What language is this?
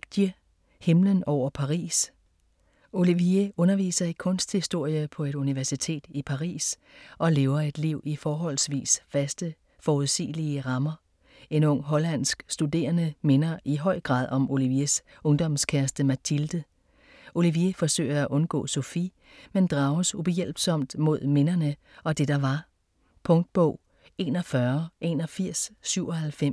Danish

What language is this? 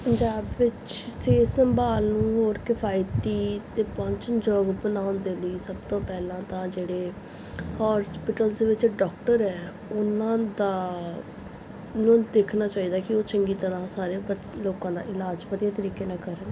Punjabi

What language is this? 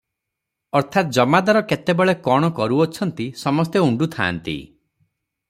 Odia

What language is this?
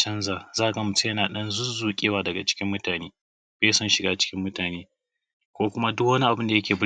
Hausa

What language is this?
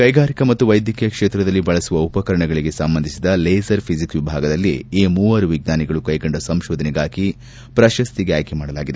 Kannada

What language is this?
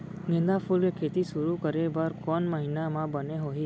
Chhattisgarhi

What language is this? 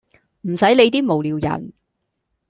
Cantonese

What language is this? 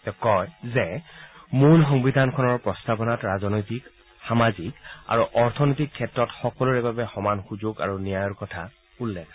Assamese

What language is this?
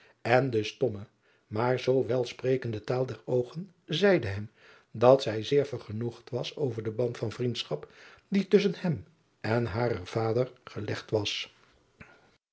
Dutch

